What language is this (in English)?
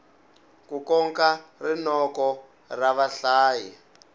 Tsonga